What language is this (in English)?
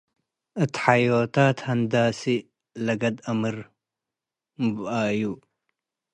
Tigre